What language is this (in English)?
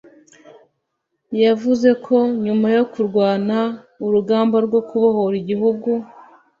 Kinyarwanda